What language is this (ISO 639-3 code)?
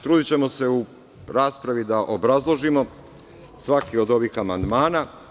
srp